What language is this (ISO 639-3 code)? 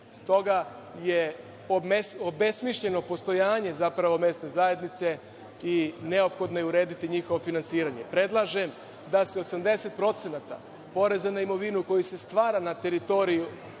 srp